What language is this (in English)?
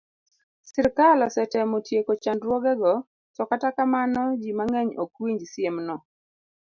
Luo (Kenya and Tanzania)